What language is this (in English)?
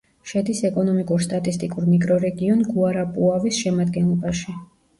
Georgian